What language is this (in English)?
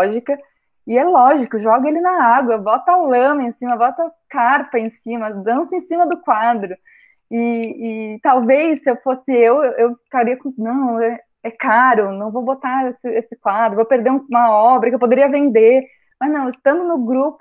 Portuguese